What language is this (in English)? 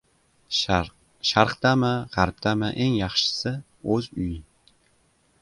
Uzbek